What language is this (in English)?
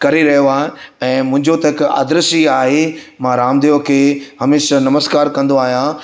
Sindhi